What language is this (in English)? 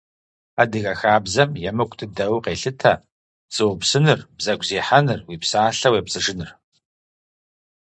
Kabardian